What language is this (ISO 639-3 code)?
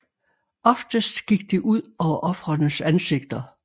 dan